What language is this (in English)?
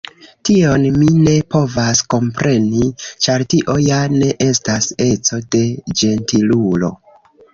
Esperanto